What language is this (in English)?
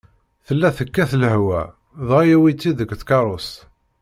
Kabyle